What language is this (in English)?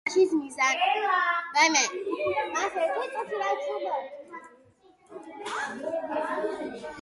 Georgian